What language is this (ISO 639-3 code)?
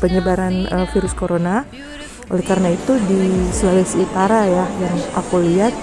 ind